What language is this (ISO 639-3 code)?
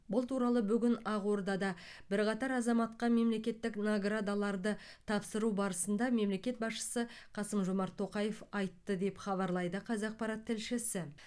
kaz